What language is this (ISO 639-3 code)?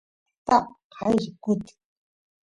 qus